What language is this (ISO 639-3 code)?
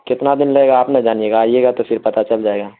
urd